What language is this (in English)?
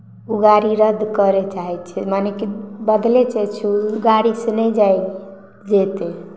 Maithili